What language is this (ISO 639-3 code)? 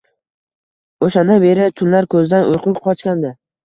uzb